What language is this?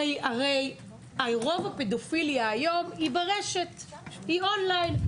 Hebrew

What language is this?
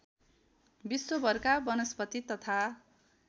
Nepali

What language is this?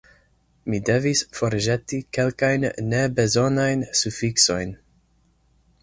Esperanto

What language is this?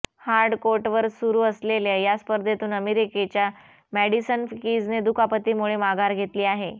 Marathi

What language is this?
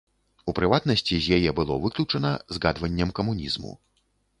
Belarusian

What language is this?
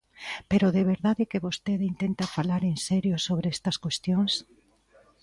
Galician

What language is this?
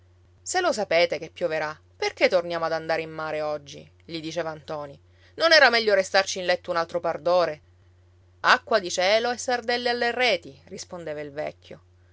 Italian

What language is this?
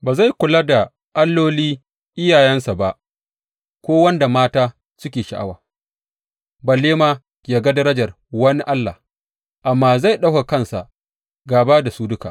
Hausa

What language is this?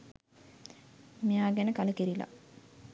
Sinhala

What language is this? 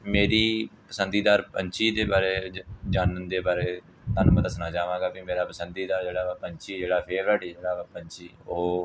Punjabi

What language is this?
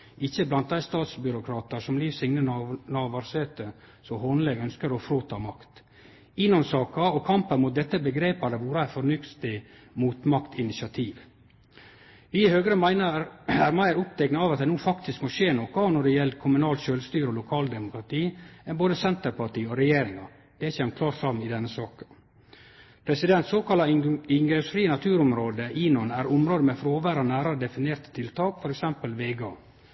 Norwegian Nynorsk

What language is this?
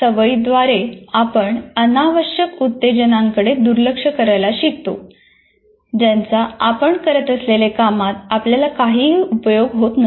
Marathi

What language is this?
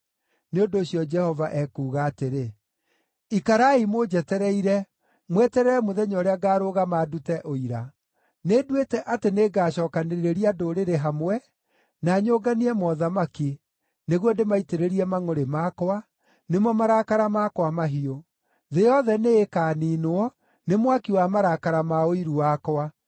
Kikuyu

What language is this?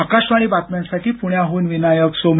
Marathi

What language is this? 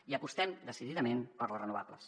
Catalan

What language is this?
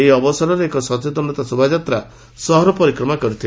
Odia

